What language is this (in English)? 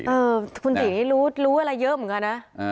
Thai